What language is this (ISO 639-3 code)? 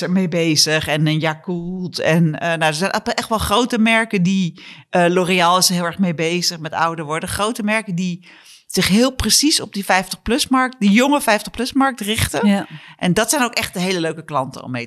nld